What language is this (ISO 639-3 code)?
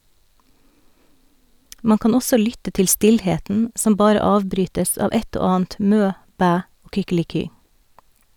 nor